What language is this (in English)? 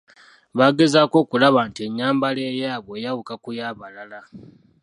Ganda